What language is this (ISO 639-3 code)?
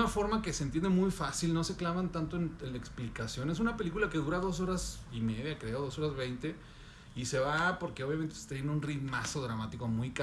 spa